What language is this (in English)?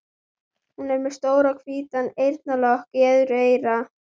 Icelandic